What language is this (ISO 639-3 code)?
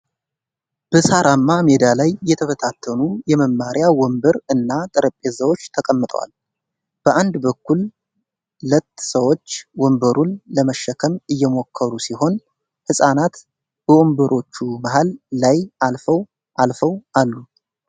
amh